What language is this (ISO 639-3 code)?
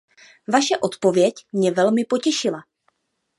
ces